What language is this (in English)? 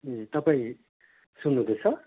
Nepali